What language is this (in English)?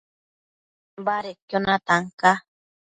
Matsés